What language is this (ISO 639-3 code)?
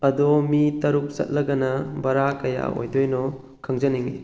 mni